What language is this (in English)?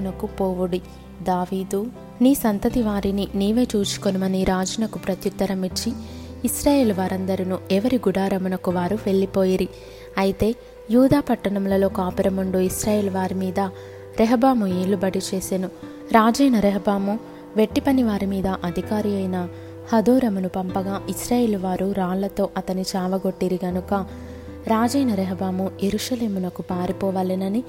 Telugu